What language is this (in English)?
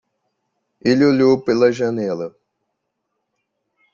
Portuguese